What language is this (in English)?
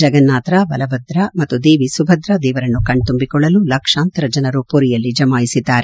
Kannada